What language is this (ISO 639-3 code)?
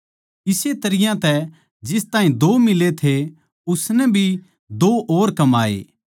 bgc